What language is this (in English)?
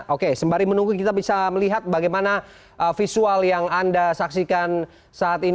Indonesian